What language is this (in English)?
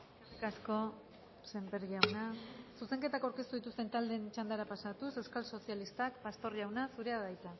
Basque